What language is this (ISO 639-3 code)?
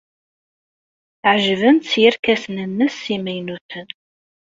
kab